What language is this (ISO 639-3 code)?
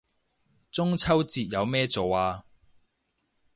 yue